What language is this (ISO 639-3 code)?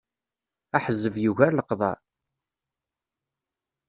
kab